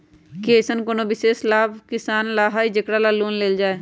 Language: Magahi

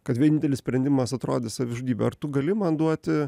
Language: Lithuanian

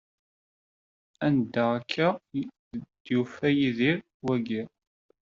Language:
Kabyle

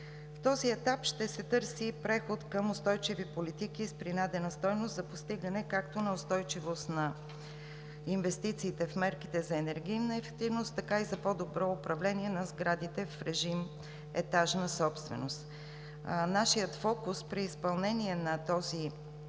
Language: Bulgarian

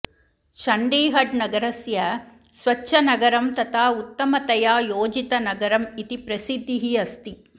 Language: Sanskrit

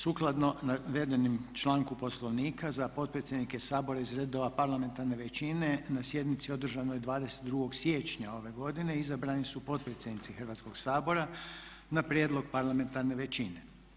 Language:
Croatian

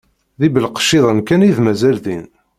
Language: Kabyle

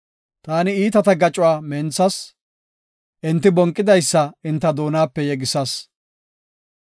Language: Gofa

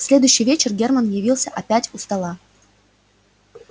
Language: Russian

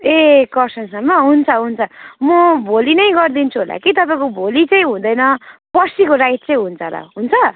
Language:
Nepali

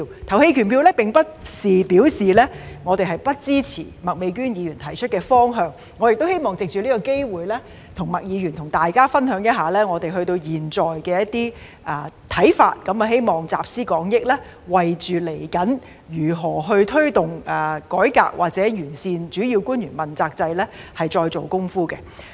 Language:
Cantonese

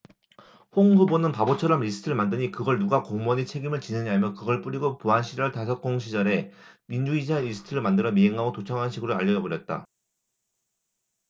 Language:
Korean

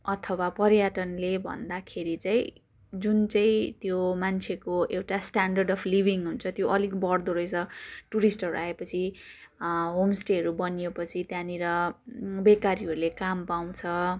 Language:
Nepali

